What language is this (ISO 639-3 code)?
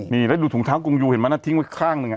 tha